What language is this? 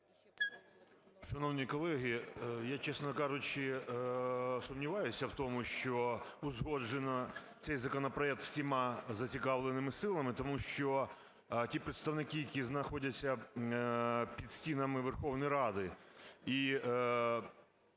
Ukrainian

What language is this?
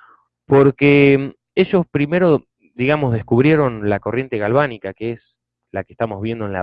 Spanish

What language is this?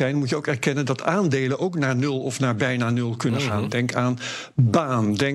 Dutch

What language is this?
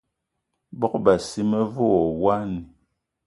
Eton (Cameroon)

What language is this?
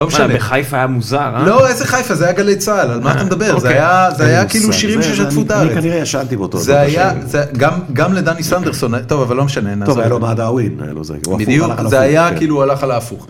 Hebrew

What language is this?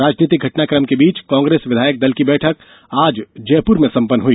Hindi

